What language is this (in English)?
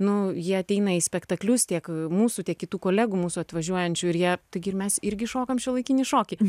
Lithuanian